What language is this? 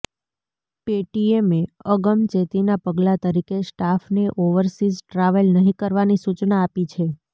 Gujarati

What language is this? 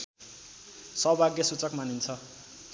Nepali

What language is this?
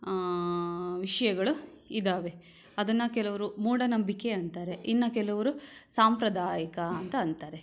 Kannada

